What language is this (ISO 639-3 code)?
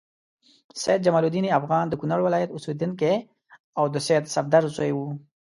pus